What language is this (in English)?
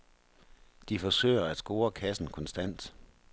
Danish